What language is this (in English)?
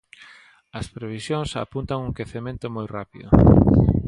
Galician